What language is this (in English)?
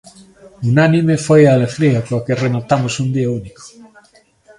Galician